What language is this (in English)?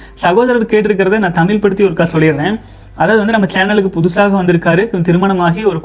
Tamil